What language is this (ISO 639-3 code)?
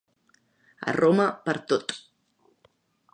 cat